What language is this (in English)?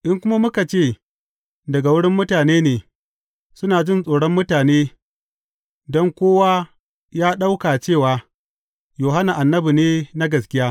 Hausa